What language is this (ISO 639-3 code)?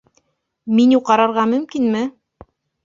bak